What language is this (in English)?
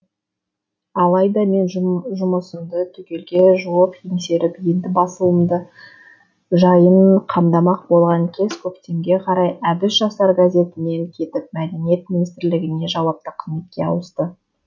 Kazakh